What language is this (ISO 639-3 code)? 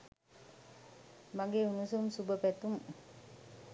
sin